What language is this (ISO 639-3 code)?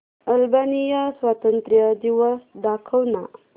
mar